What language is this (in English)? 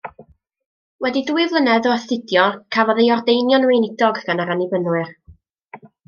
Welsh